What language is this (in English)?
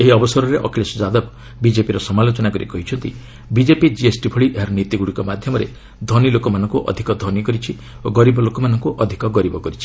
Odia